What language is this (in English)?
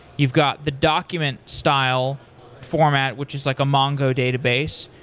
English